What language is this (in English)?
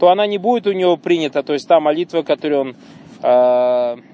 Russian